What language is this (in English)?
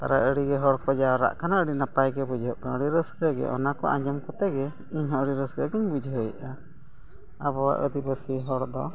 Santali